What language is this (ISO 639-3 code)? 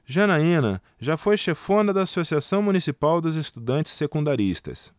por